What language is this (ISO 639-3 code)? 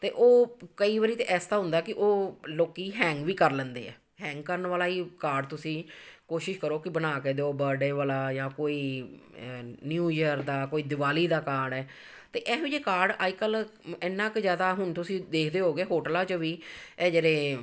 pan